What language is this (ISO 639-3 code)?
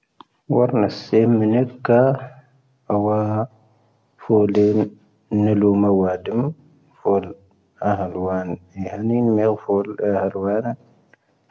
thv